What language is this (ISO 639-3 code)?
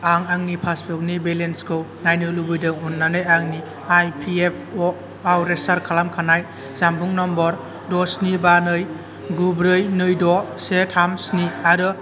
brx